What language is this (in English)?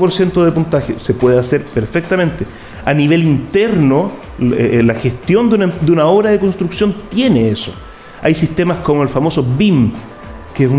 Spanish